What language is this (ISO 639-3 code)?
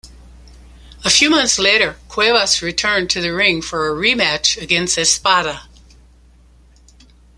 eng